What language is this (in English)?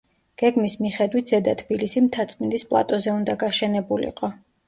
Georgian